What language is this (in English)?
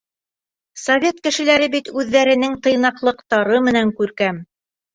Bashkir